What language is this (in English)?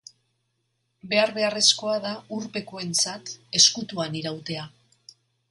Basque